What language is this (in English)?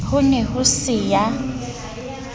Southern Sotho